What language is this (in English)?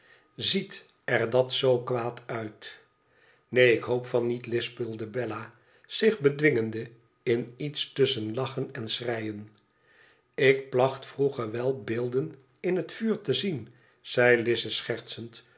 Dutch